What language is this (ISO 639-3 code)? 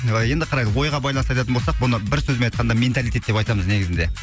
kaz